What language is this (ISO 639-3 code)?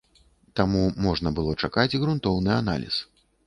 bel